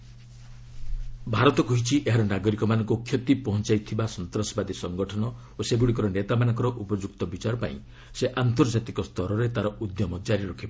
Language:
Odia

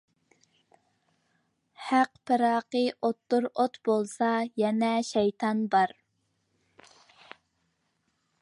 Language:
Uyghur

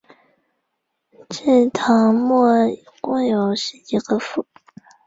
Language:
Chinese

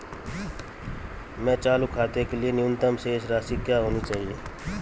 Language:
Hindi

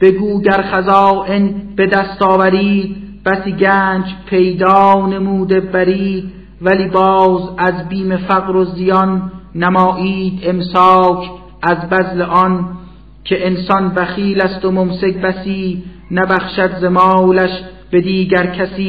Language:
Persian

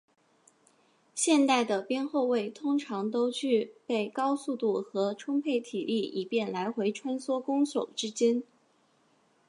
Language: Chinese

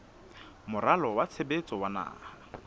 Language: Southern Sotho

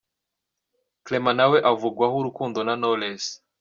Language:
Kinyarwanda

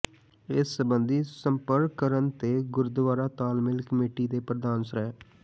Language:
Punjabi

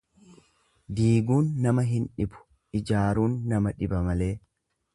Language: Oromo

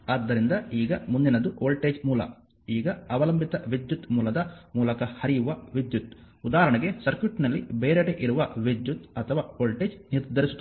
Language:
Kannada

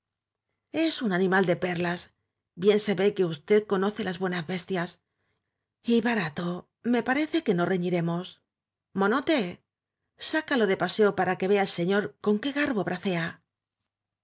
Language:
Spanish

